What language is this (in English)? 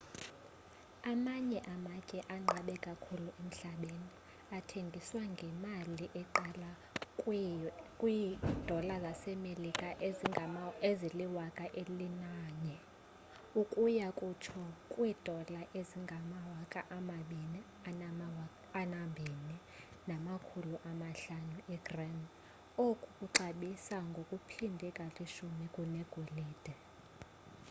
Xhosa